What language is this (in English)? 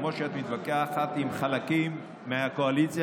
Hebrew